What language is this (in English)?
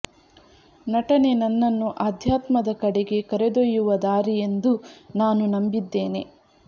Kannada